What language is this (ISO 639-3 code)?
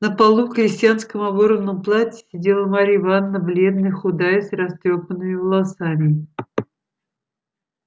rus